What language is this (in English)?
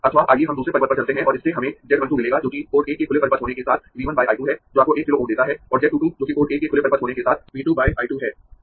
Hindi